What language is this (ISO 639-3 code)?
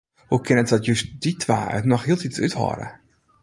fry